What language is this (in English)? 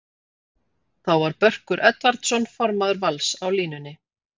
Icelandic